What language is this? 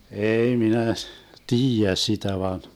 Finnish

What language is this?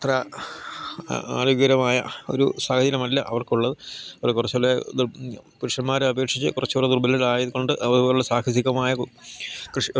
Malayalam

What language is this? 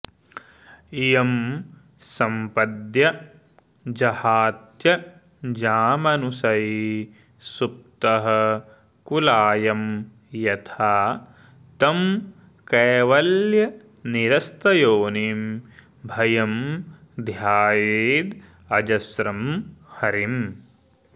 Sanskrit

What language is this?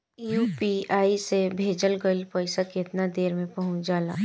Bhojpuri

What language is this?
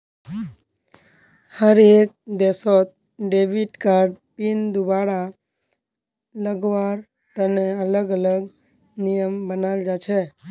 Magahi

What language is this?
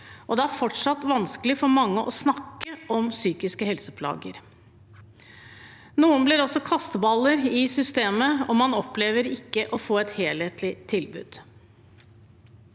Norwegian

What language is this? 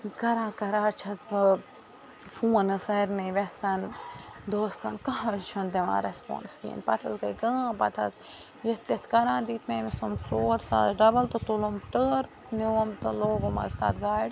Kashmiri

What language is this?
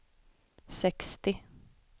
Swedish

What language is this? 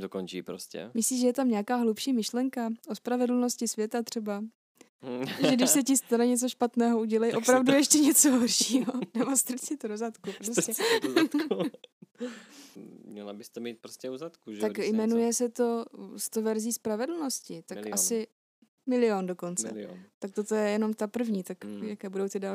Czech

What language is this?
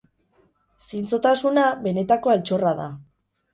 Basque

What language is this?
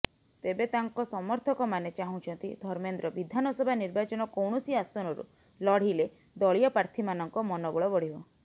Odia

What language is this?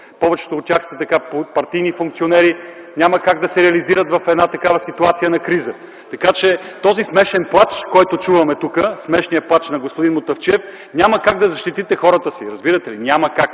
Bulgarian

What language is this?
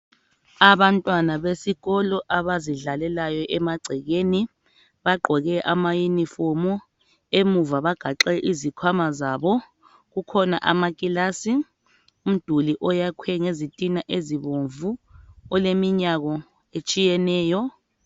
North Ndebele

